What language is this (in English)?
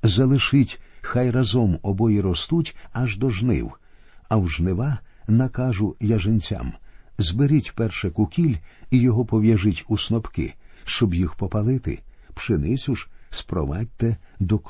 Ukrainian